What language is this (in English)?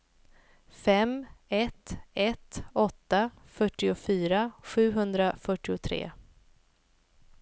Swedish